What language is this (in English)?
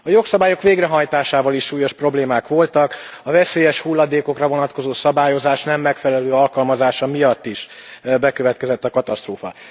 Hungarian